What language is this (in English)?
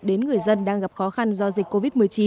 Vietnamese